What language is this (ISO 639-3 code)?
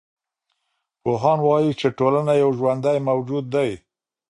pus